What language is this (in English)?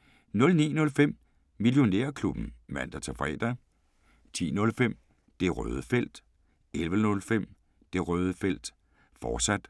Danish